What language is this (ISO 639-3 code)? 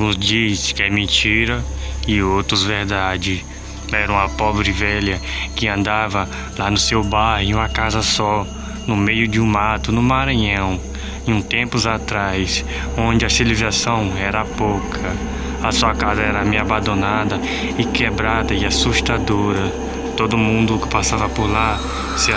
por